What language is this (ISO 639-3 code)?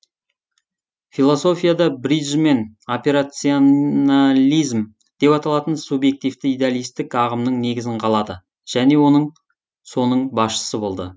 kaz